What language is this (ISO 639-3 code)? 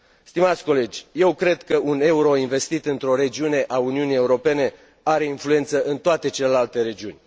ron